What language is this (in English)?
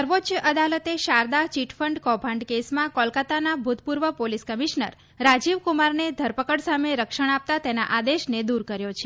Gujarati